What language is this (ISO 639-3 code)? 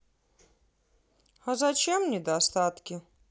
rus